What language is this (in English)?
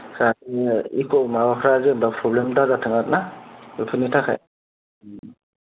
Bodo